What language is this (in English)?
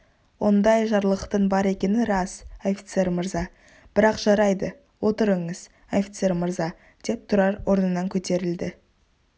Kazakh